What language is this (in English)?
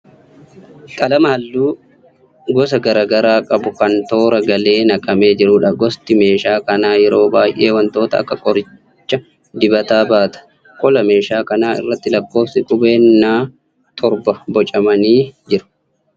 Oromo